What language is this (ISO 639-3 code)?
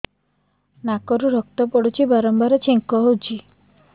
ori